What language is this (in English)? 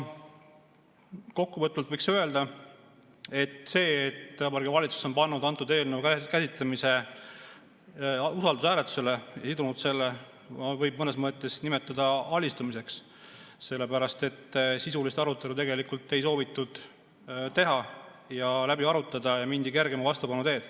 Estonian